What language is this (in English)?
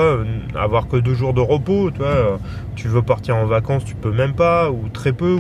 French